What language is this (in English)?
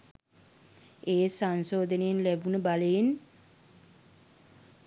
Sinhala